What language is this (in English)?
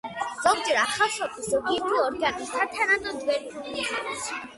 Georgian